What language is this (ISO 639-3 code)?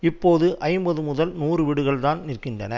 tam